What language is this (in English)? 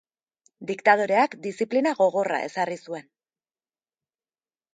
Basque